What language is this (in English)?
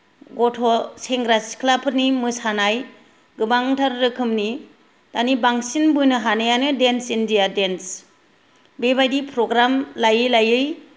Bodo